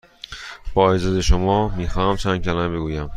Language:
Persian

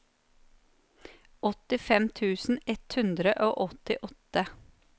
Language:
Norwegian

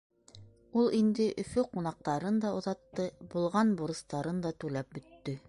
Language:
Bashkir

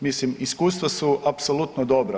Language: Croatian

